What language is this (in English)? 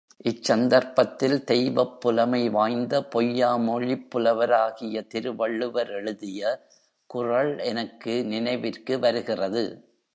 Tamil